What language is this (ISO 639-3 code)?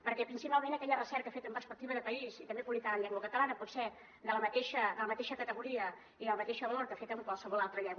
cat